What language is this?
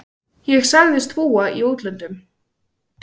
Icelandic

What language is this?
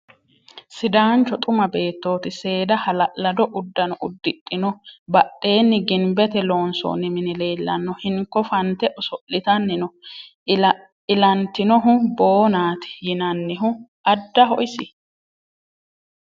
Sidamo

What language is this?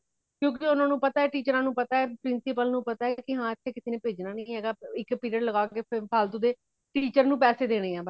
Punjabi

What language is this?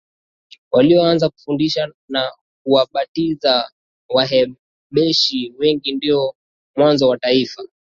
Swahili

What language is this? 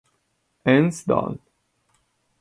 Italian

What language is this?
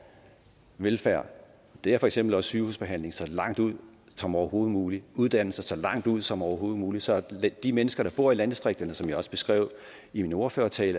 Danish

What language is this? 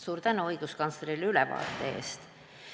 Estonian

